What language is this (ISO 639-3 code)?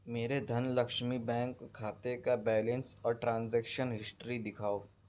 urd